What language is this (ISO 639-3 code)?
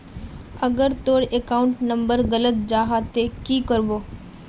mag